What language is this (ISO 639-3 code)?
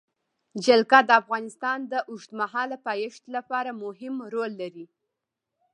pus